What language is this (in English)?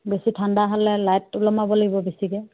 Assamese